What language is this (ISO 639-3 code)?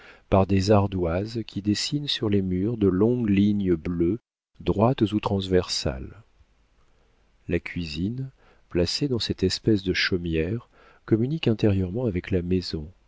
fra